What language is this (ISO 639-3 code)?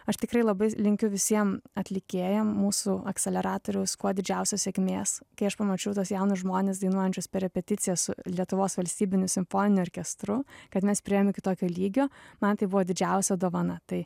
lit